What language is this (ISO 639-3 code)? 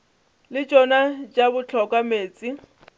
nso